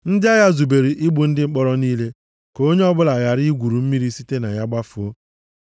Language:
Igbo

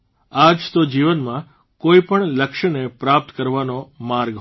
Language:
Gujarati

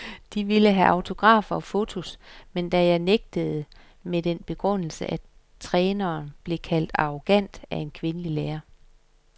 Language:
Danish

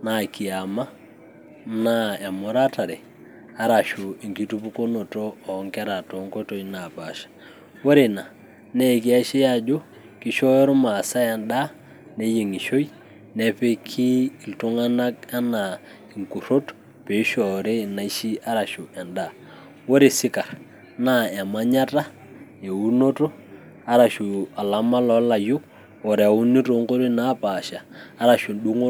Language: Masai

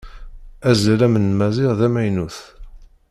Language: Kabyle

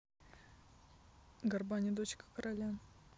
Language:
Russian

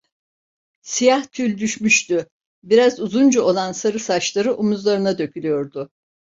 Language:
Turkish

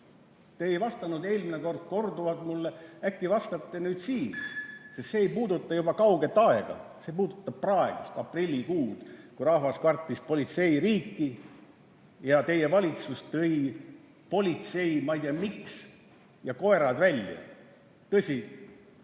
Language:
Estonian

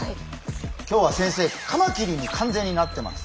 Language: Japanese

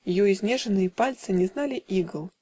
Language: Russian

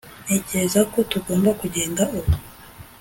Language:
Kinyarwanda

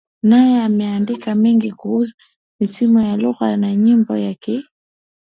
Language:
Swahili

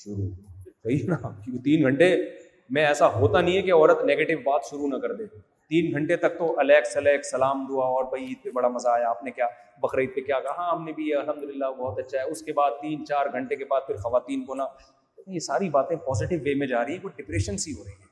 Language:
Urdu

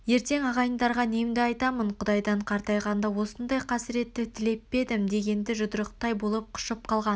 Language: Kazakh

